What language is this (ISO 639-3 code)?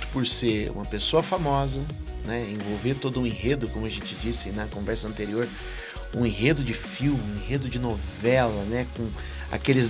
por